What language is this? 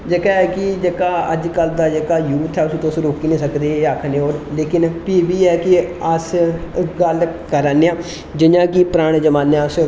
Dogri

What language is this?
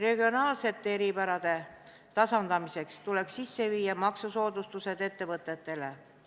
Estonian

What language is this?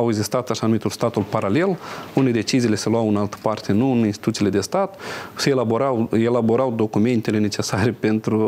Romanian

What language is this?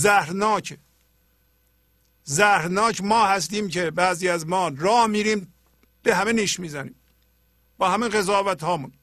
Persian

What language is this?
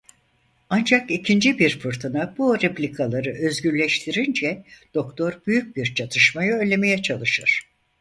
Turkish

